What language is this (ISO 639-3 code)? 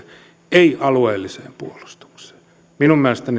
fin